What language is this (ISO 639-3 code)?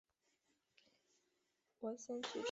zho